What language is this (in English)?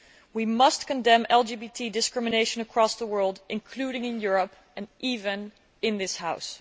English